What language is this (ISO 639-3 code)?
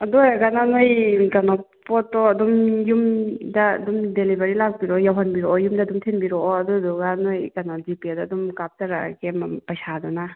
mni